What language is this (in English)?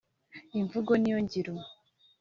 Kinyarwanda